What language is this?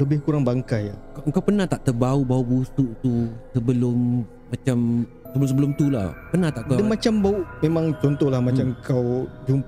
Malay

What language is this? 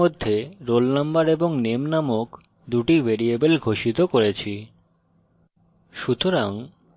Bangla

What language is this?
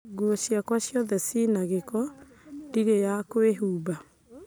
Kikuyu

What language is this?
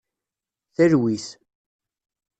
Kabyle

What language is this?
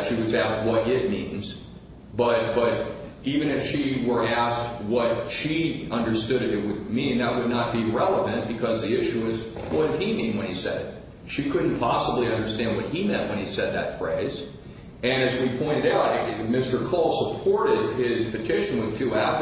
English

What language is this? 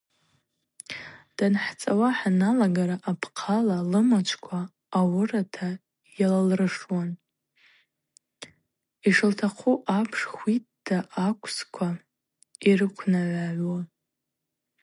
Abaza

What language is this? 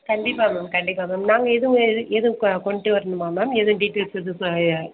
Tamil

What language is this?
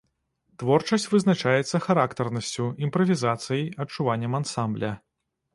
Belarusian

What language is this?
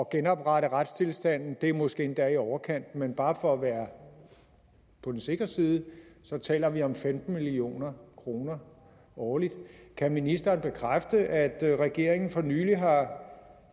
Danish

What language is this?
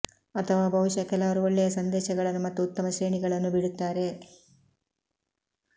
Kannada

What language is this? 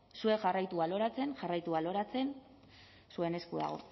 Basque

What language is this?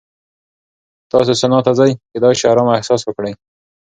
Pashto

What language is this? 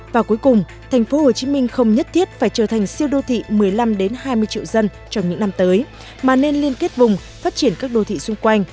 Vietnamese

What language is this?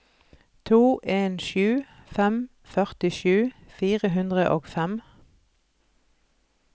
Norwegian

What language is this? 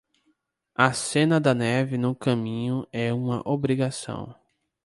Portuguese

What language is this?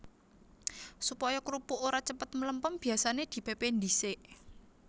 Javanese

